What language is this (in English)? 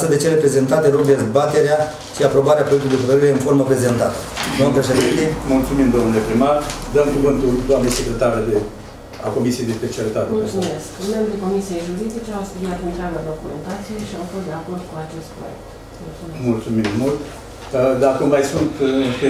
Romanian